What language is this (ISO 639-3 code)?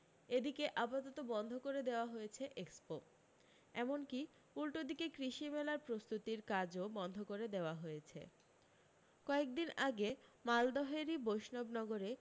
ben